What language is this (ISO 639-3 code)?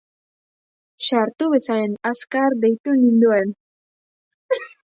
eus